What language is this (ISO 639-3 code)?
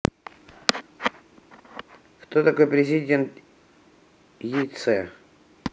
rus